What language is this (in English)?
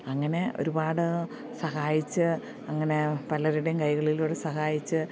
Malayalam